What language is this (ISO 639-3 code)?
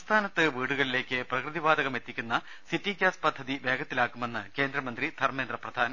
mal